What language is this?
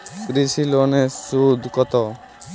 Bangla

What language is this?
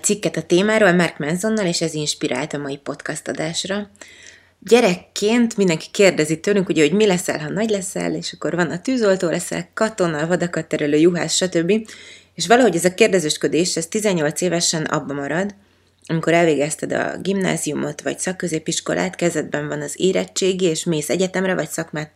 Hungarian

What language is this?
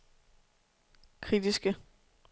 Danish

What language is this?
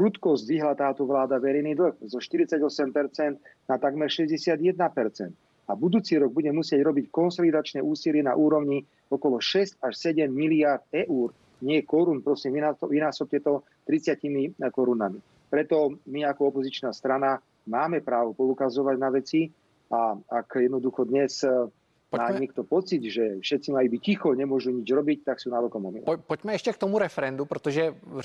Czech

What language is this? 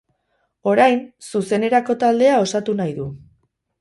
Basque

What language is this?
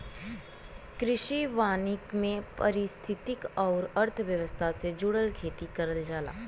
Bhojpuri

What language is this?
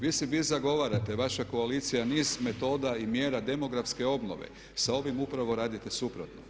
Croatian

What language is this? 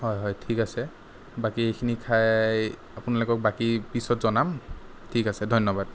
Assamese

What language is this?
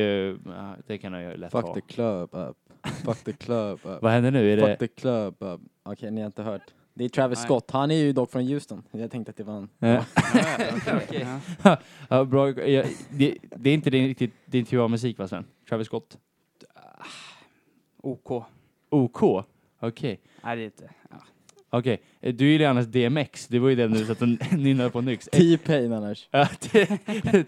Swedish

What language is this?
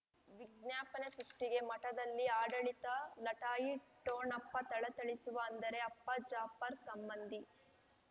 Kannada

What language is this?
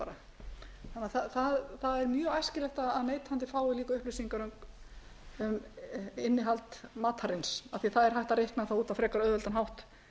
Icelandic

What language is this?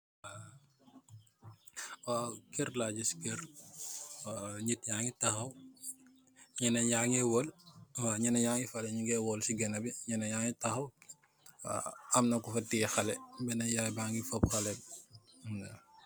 Wolof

